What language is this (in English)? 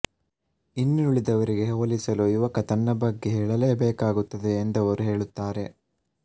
Kannada